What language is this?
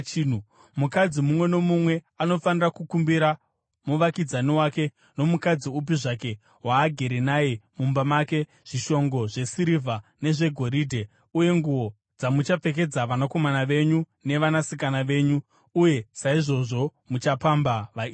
Shona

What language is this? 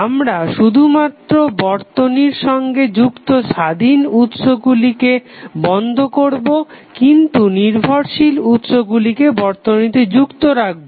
Bangla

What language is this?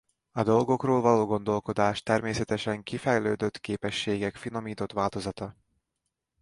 Hungarian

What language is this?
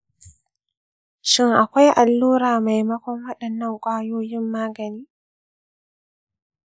Hausa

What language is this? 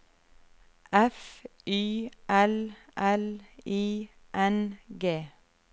Norwegian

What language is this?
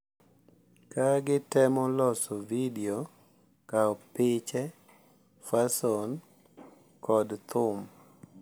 Luo (Kenya and Tanzania)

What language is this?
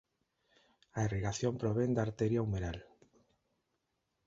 Galician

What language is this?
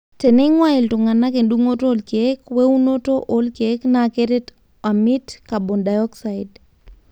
Masai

